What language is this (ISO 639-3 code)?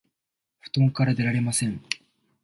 jpn